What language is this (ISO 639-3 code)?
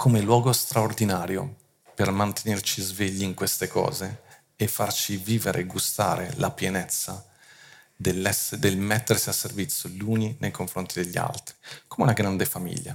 ita